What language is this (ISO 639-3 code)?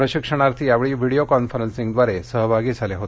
mar